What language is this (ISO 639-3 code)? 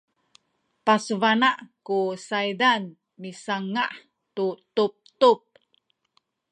szy